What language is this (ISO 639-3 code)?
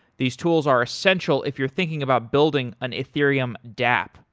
eng